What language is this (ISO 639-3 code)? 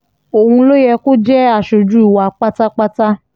yor